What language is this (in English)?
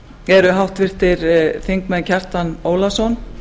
Icelandic